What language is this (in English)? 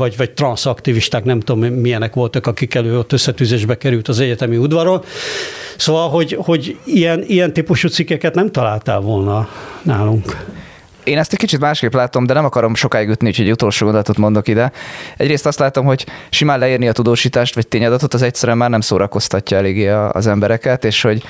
Hungarian